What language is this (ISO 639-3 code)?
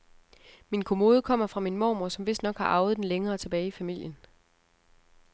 dan